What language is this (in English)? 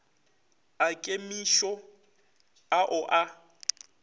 Northern Sotho